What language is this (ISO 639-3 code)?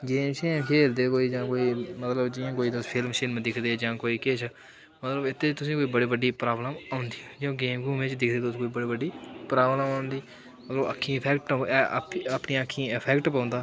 doi